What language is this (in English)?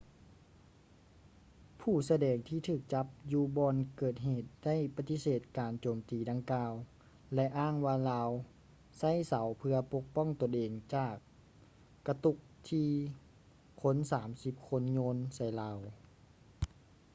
Lao